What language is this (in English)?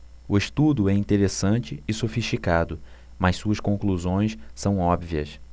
Portuguese